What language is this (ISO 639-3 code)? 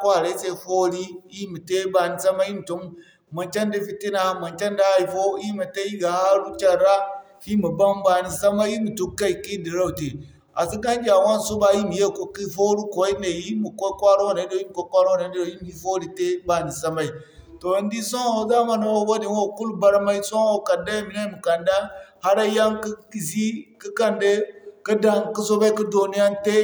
dje